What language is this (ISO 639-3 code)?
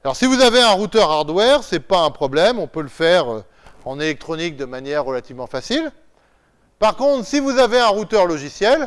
fra